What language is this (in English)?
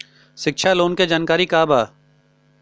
Bhojpuri